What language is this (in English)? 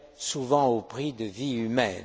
French